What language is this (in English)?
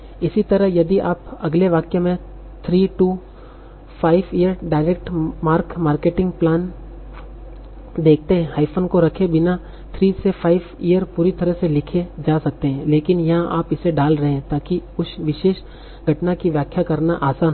Hindi